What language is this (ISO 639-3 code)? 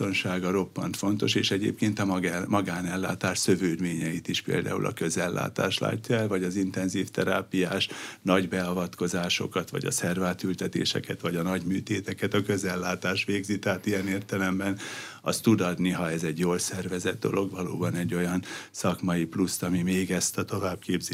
hun